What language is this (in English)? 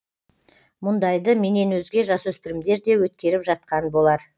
Kazakh